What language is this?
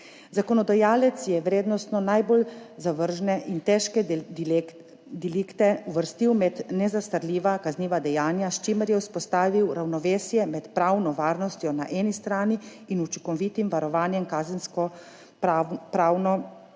Slovenian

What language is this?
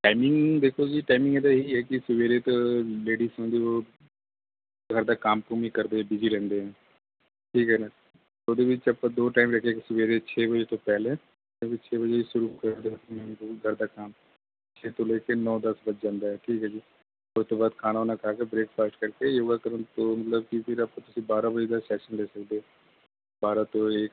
Punjabi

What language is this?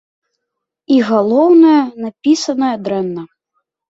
Belarusian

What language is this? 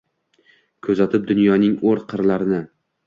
Uzbek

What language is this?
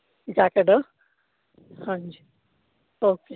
Punjabi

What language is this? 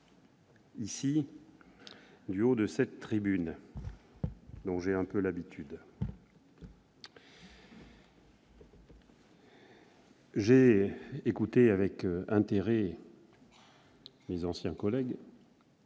French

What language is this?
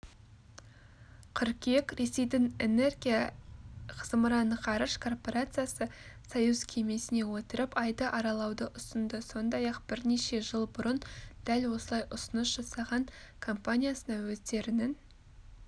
Kazakh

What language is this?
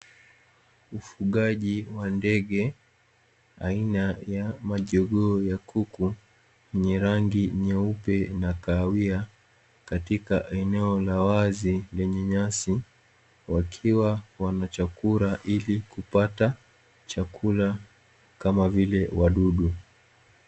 Swahili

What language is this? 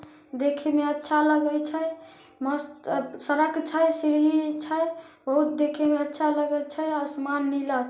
Magahi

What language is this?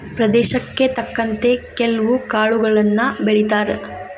Kannada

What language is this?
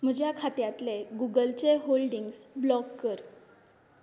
Konkani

